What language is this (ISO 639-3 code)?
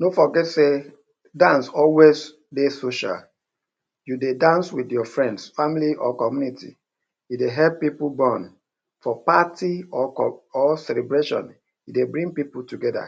pcm